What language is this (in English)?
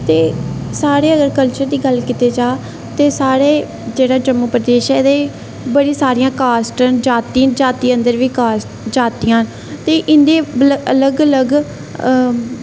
Dogri